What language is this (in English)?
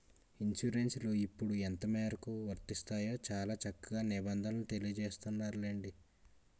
Telugu